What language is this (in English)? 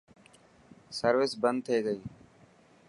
Dhatki